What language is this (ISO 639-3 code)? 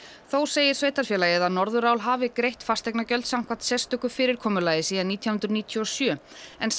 isl